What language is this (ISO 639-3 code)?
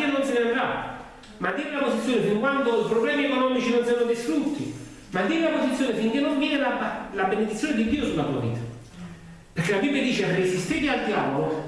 ita